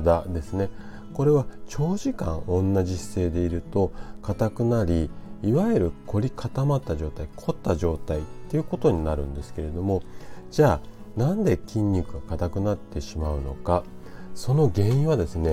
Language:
Japanese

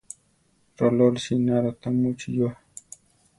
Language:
Central Tarahumara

